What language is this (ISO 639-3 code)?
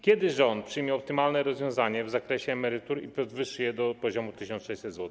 pol